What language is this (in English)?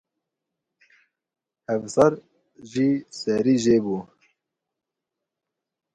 Kurdish